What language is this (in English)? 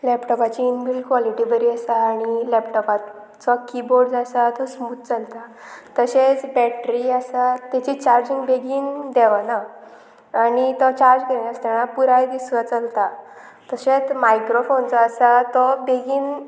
Konkani